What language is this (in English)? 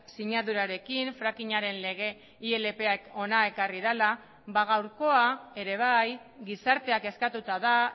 Basque